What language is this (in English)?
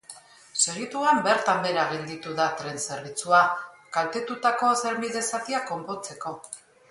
Basque